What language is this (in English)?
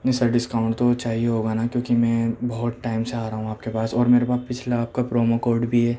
Urdu